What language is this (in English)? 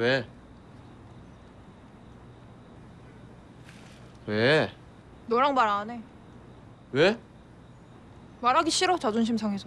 Korean